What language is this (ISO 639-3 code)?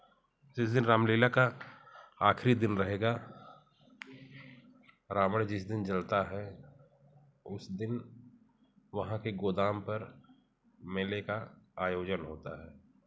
hin